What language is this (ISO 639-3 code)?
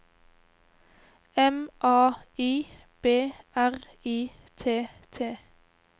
nor